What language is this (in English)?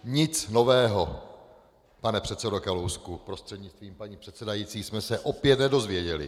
Czech